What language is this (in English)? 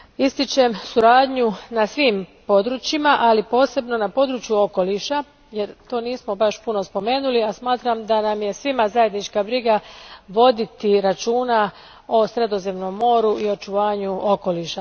Croatian